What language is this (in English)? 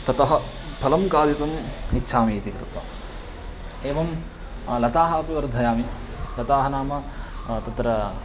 Sanskrit